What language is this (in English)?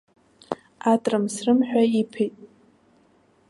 Abkhazian